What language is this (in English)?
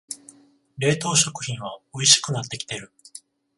Japanese